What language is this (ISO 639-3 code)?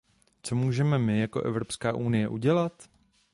ces